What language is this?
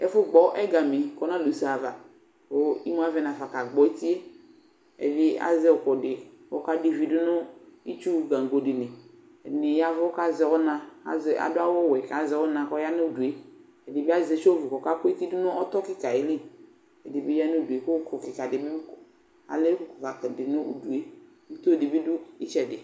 Ikposo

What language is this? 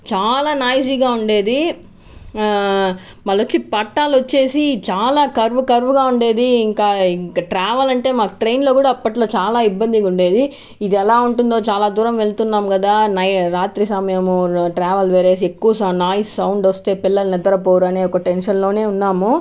Telugu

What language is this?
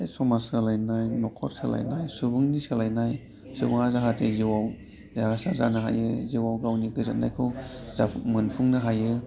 Bodo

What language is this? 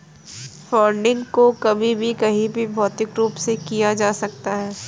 Hindi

